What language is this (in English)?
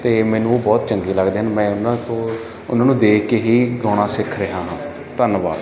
Punjabi